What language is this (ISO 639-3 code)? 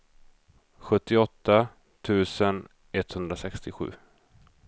swe